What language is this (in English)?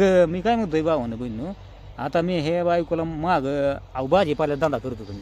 Romanian